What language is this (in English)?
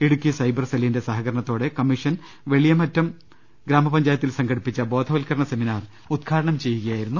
Malayalam